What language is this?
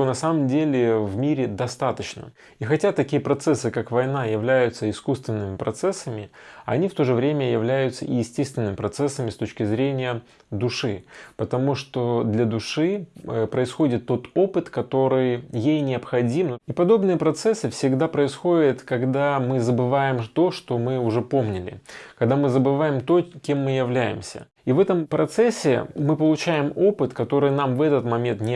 Russian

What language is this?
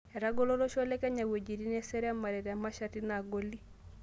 Masai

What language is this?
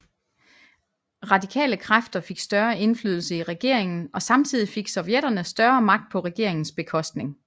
Danish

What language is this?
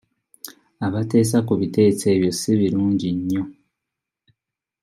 Ganda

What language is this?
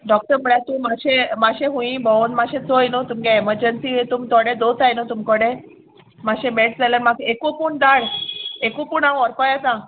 Konkani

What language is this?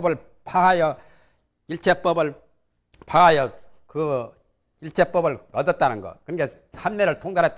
Korean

